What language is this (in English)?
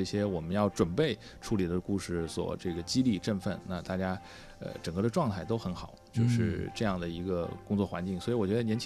Chinese